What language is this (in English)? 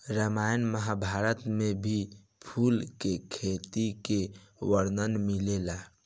Bhojpuri